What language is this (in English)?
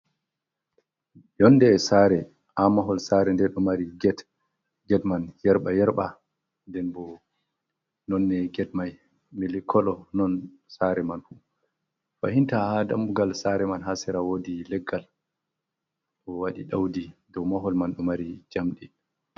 Fula